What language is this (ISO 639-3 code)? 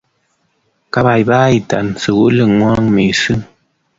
kln